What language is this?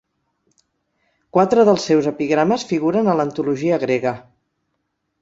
Catalan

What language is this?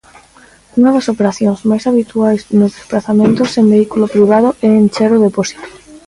Galician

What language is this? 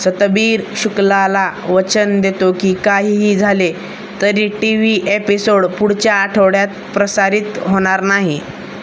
Marathi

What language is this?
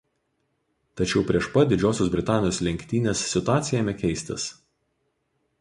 Lithuanian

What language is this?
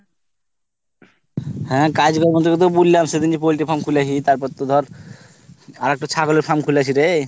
Bangla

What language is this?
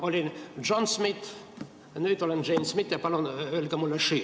Estonian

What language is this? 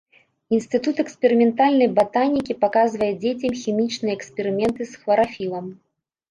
Belarusian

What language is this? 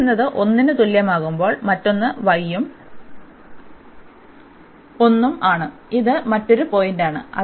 Malayalam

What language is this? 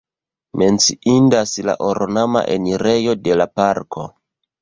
Esperanto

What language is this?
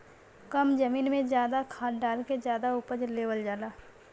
Bhojpuri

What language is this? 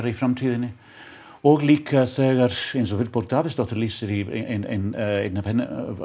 Icelandic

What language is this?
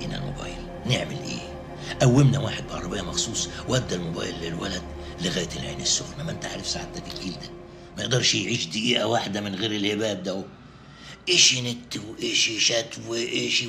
Arabic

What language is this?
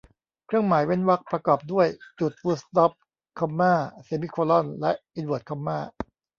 Thai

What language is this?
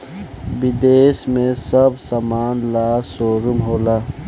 Bhojpuri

